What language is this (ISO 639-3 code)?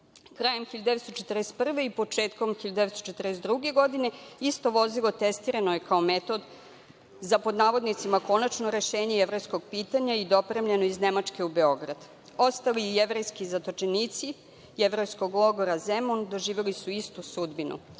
srp